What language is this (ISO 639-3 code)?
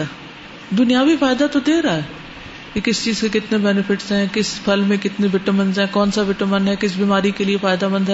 urd